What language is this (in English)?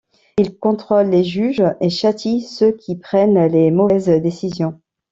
French